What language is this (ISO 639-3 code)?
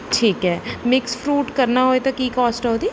pan